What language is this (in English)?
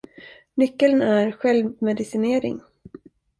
Swedish